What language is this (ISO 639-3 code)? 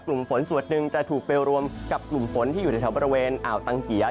tha